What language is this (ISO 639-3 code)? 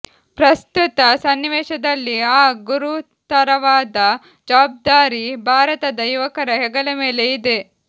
kan